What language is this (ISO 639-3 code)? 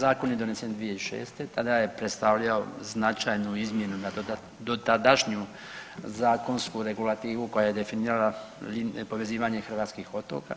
hrv